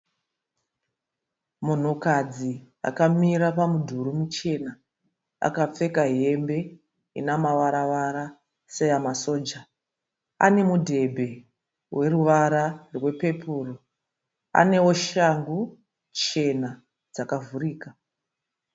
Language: Shona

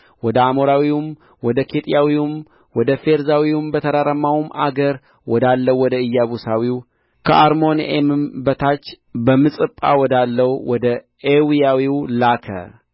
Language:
Amharic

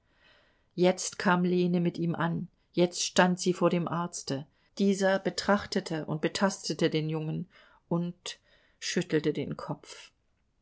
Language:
German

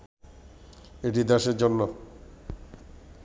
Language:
Bangla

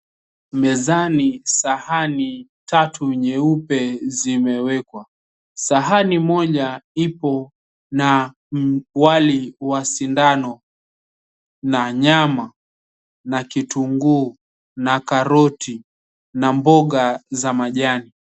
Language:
Swahili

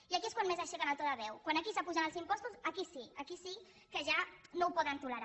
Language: Catalan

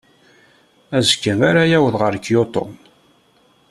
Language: Kabyle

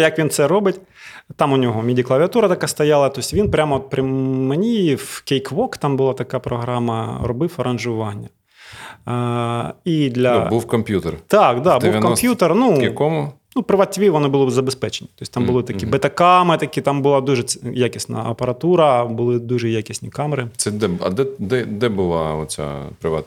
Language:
Ukrainian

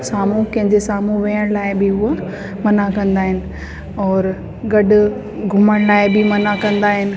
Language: Sindhi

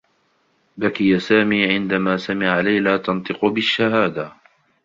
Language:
Arabic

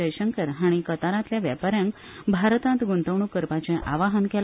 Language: Konkani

